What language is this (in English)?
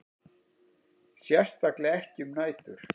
Icelandic